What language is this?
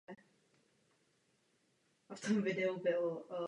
Czech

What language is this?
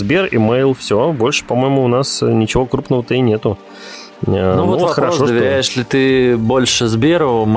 Russian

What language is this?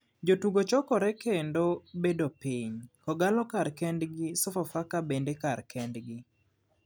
Luo (Kenya and Tanzania)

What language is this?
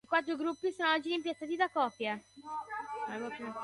Italian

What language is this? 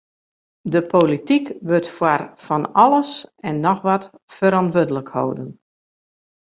Western Frisian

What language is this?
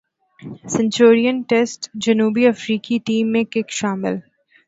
Urdu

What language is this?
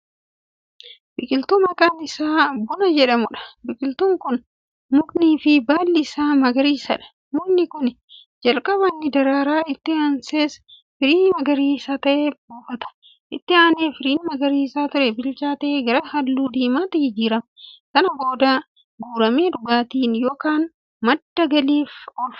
Oromo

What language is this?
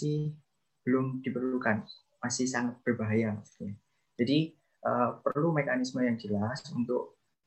Indonesian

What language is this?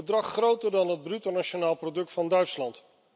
Dutch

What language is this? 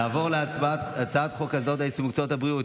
Hebrew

